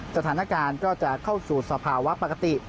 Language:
Thai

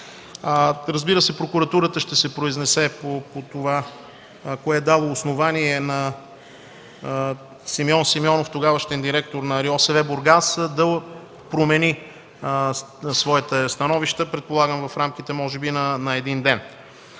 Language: Bulgarian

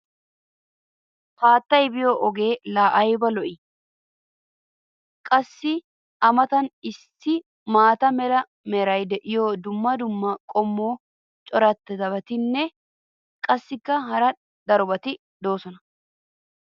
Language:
Wolaytta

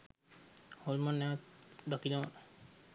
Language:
Sinhala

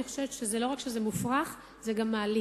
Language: Hebrew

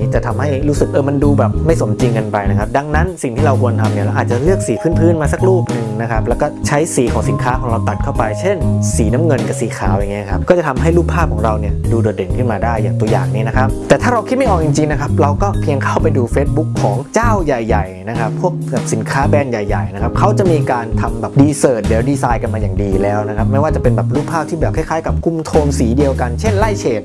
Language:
Thai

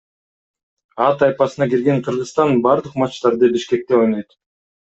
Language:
Kyrgyz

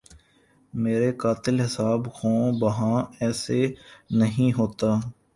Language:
Urdu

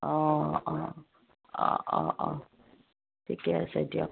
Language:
Assamese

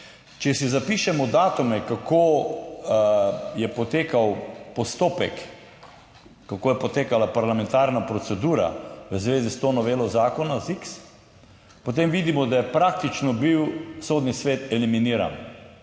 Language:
Slovenian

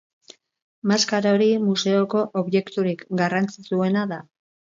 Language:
Basque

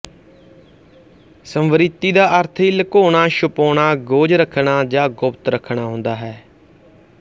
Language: Punjabi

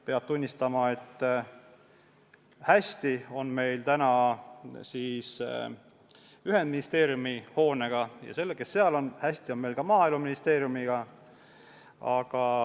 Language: Estonian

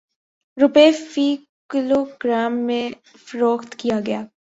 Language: Urdu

